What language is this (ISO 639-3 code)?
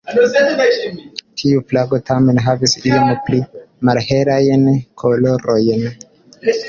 epo